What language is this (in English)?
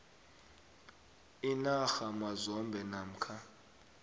South Ndebele